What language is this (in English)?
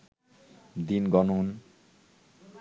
Bangla